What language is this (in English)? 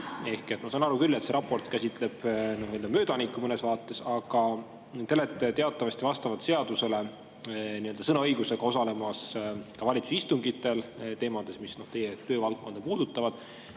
Estonian